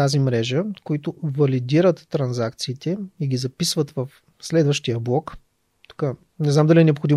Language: Bulgarian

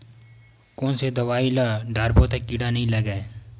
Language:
Chhattisgarhi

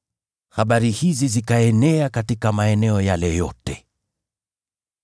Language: Swahili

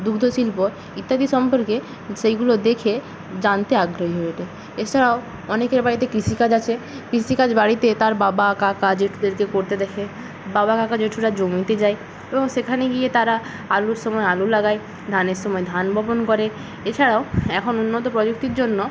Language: Bangla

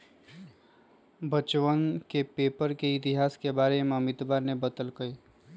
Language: Magahi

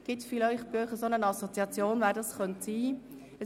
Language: Swiss German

